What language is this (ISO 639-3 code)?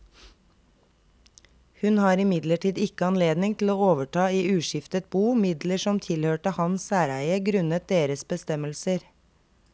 nor